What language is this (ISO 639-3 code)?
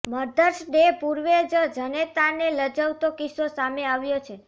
guj